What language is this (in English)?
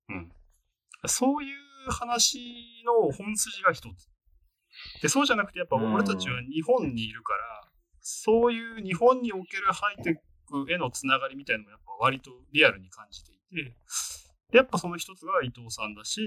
Japanese